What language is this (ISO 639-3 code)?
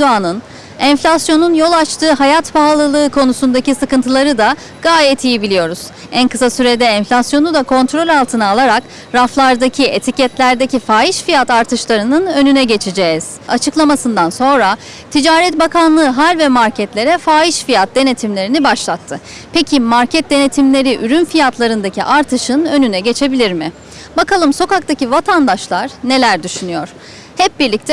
tur